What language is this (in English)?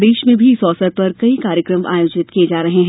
Hindi